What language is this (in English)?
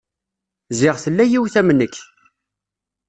Kabyle